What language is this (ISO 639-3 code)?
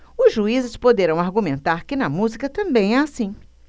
por